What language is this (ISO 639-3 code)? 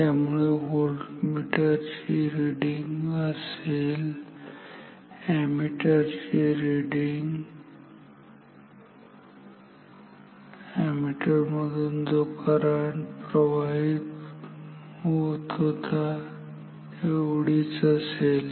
mar